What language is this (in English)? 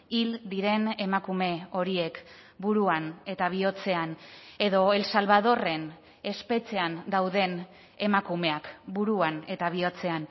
Basque